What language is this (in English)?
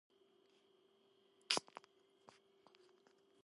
Georgian